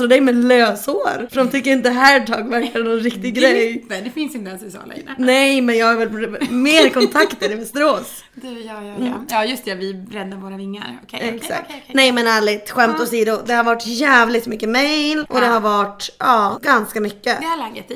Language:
Swedish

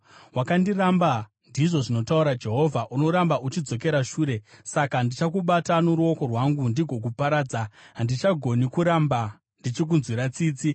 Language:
Shona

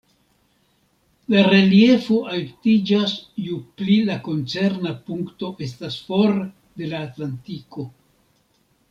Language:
Esperanto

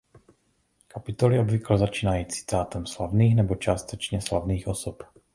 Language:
Czech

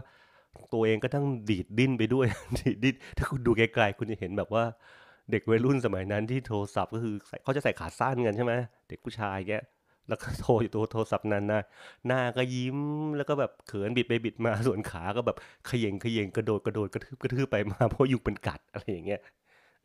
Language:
Thai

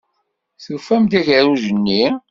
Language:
Kabyle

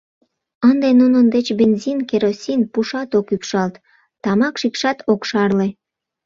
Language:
Mari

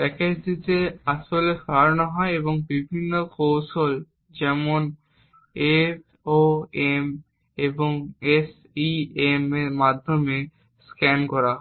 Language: Bangla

